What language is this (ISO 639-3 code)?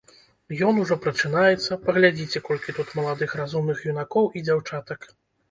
bel